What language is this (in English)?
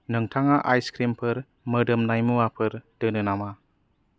Bodo